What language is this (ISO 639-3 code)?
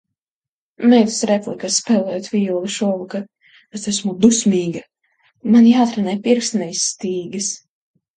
lav